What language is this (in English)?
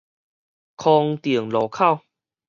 Min Nan Chinese